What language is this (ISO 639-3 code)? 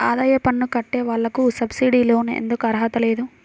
tel